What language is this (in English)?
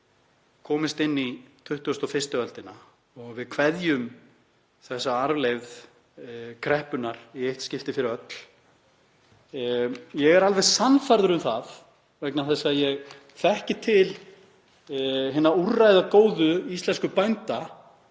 Icelandic